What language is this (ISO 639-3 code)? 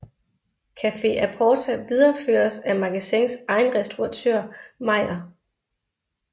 dan